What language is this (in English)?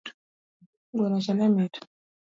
Luo (Kenya and Tanzania)